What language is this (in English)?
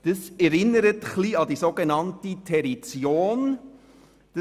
Swiss German